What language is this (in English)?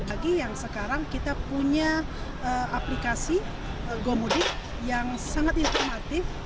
Indonesian